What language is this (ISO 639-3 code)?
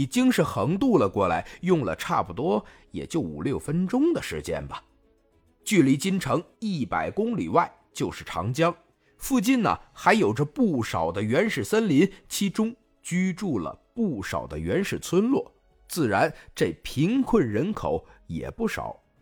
zho